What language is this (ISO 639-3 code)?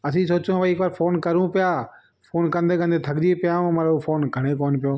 snd